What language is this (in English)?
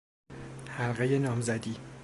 Persian